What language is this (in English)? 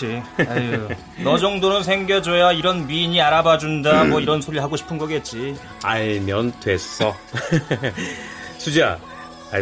Korean